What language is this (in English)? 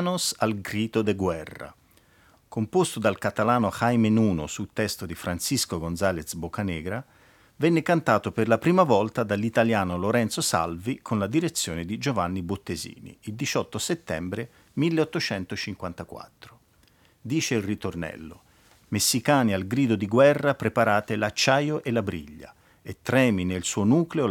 Italian